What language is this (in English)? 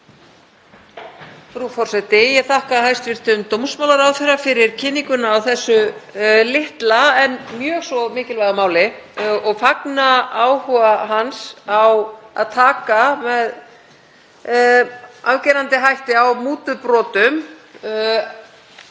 Icelandic